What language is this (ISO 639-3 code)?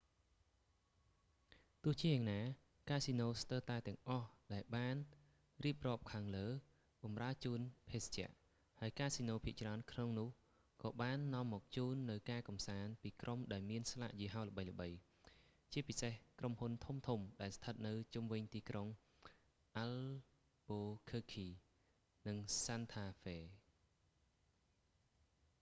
khm